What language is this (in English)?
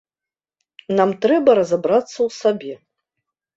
Belarusian